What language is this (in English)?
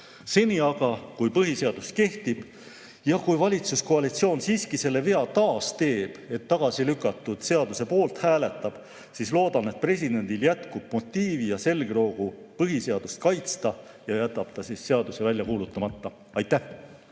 Estonian